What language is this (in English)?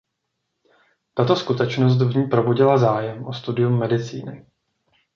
Czech